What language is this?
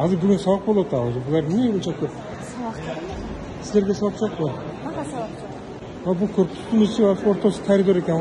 Turkish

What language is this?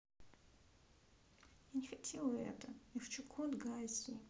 Russian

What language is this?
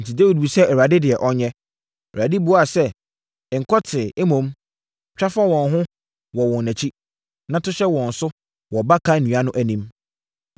Akan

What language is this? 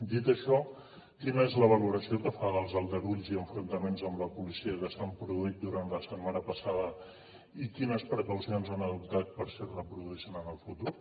Catalan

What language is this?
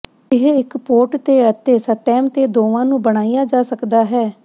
Punjabi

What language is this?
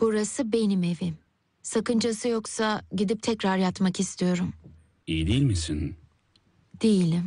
Turkish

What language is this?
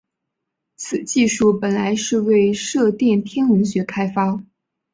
Chinese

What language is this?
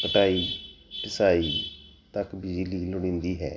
Punjabi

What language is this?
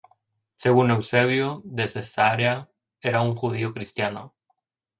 Spanish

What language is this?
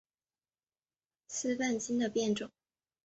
Chinese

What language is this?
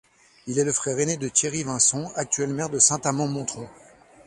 French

